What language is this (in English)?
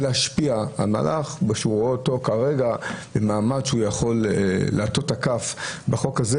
Hebrew